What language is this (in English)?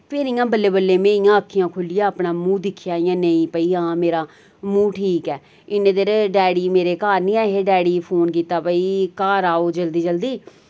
Dogri